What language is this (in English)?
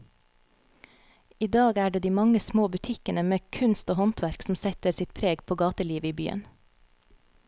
Norwegian